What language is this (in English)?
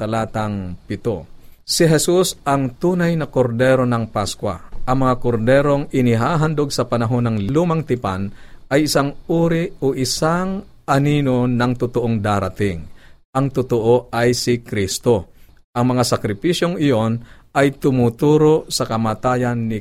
Filipino